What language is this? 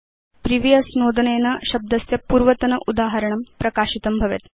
Sanskrit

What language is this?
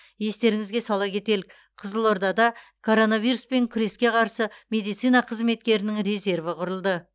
Kazakh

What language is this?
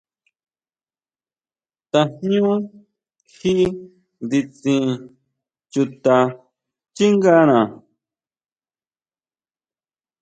Huautla Mazatec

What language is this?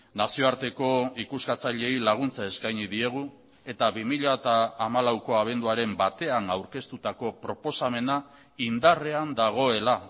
Basque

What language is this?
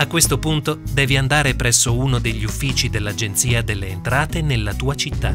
Italian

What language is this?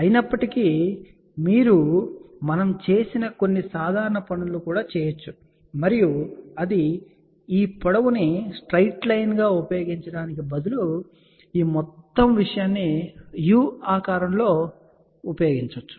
Telugu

